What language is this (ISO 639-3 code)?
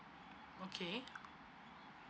eng